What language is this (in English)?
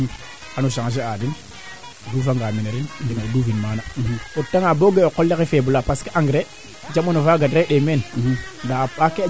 Serer